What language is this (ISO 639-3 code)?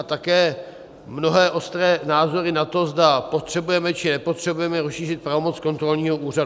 ces